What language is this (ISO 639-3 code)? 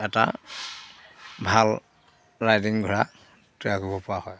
asm